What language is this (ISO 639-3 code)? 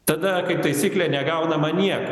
lit